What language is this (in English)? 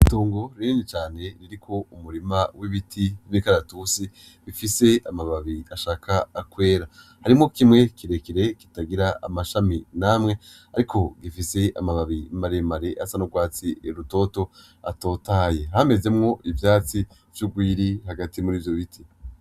Rundi